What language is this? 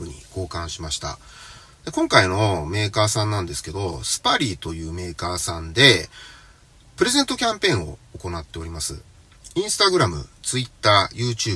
Japanese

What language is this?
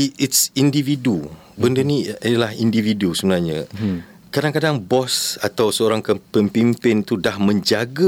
Malay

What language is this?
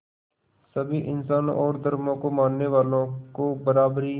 Hindi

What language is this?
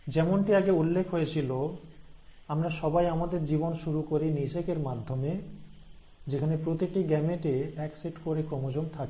Bangla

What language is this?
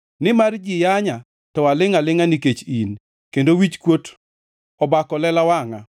Luo (Kenya and Tanzania)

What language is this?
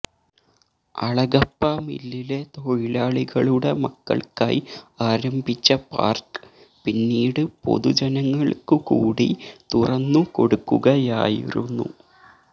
Malayalam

